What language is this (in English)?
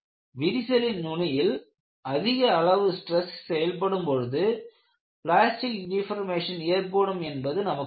Tamil